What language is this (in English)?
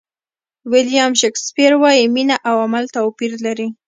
Pashto